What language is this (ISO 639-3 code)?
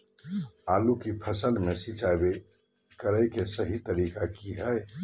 mag